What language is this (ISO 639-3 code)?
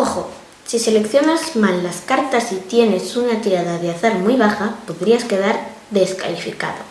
spa